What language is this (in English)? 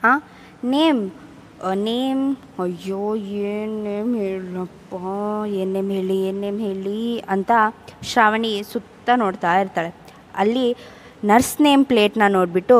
Kannada